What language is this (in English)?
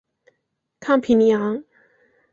Chinese